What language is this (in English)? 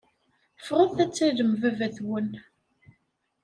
Kabyle